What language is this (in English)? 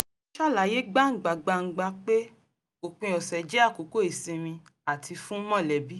Yoruba